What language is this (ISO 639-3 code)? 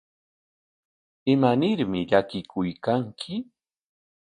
qwa